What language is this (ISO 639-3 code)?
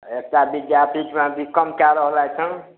mai